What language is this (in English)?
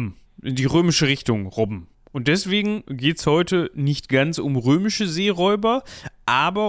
German